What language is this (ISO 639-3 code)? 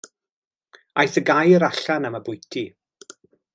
cym